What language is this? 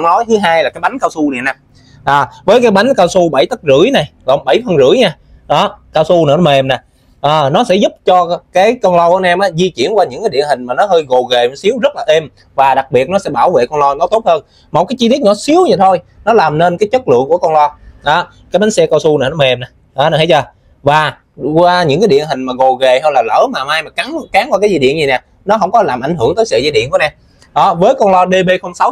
Vietnamese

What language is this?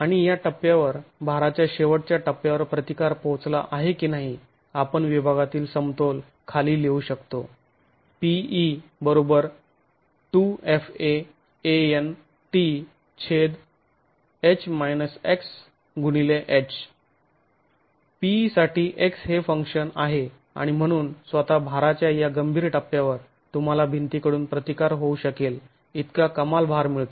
Marathi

